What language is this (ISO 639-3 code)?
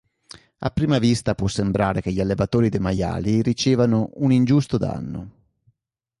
ita